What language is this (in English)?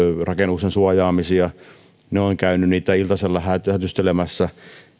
Finnish